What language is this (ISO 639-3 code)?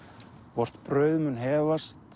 isl